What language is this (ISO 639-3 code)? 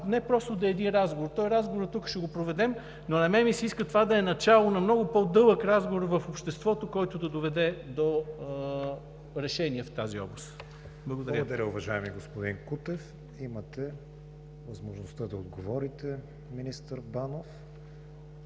bul